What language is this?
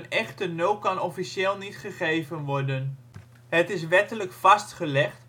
Dutch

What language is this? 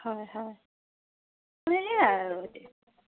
Assamese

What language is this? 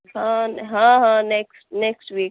Urdu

